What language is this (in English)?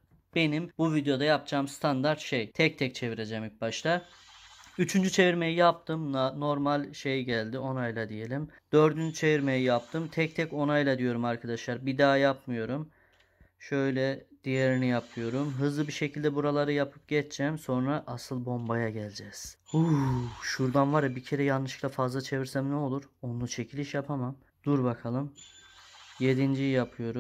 Turkish